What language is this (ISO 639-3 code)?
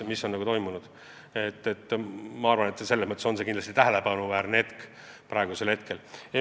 est